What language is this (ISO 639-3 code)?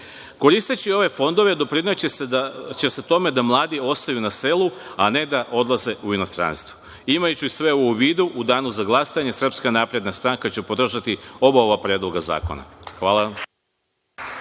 srp